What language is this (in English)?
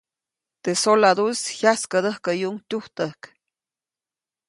Copainalá Zoque